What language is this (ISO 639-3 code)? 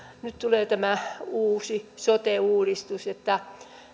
fin